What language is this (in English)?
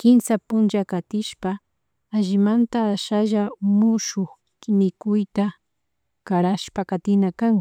Chimborazo Highland Quichua